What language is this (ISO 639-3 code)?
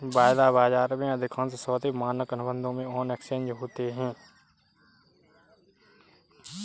hin